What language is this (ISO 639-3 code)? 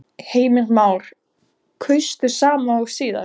isl